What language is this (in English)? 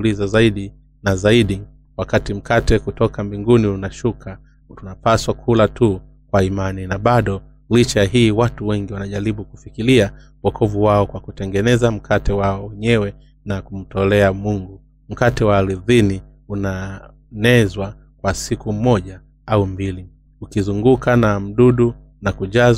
Swahili